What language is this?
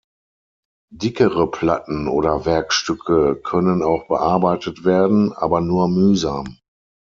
German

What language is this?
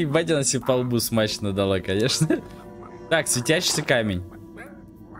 Russian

